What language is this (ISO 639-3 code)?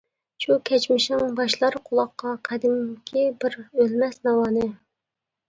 uig